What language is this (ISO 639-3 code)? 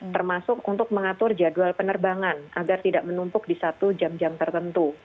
ind